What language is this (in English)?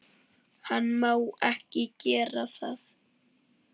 Icelandic